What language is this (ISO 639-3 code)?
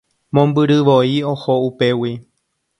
grn